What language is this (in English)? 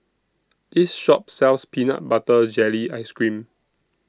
English